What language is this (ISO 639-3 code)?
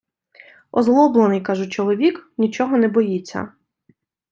ukr